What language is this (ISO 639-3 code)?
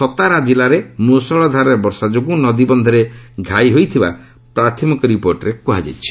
ori